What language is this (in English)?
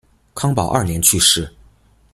Chinese